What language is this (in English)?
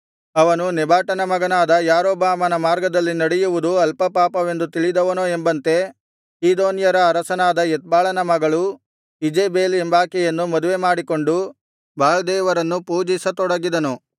Kannada